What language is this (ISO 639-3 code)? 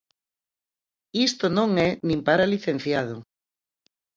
glg